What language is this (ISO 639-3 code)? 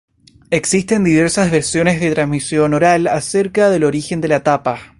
spa